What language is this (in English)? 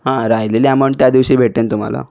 Marathi